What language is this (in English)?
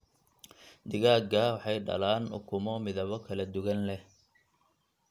Somali